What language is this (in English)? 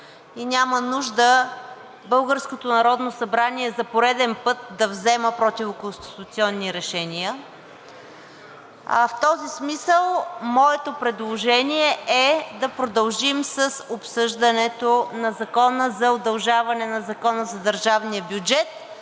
Bulgarian